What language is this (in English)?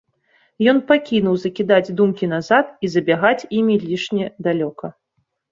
Belarusian